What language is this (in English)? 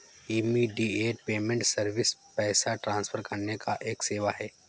Hindi